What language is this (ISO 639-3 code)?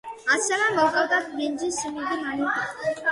kat